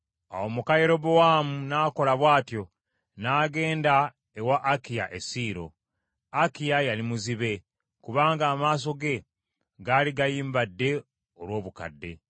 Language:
Ganda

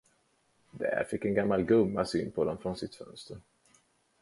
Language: Swedish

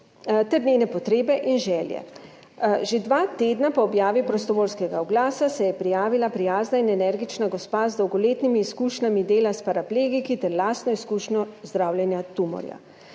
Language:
Slovenian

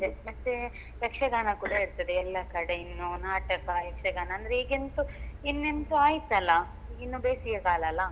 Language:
Kannada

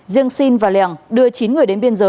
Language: Vietnamese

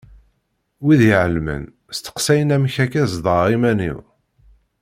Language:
Kabyle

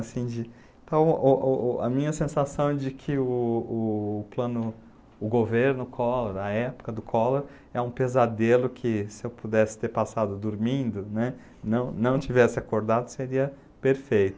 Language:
Portuguese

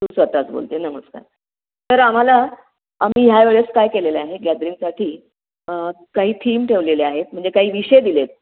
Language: Marathi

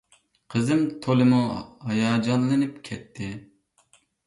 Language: Uyghur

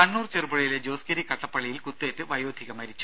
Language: Malayalam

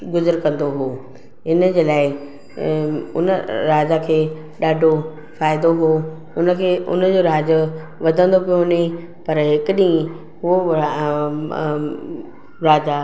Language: Sindhi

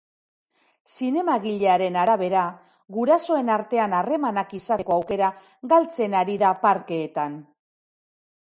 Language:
Basque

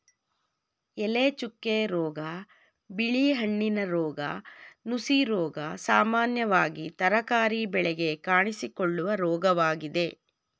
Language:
Kannada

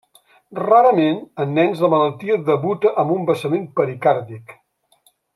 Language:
Catalan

